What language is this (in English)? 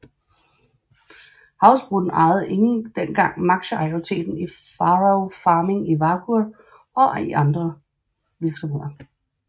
Danish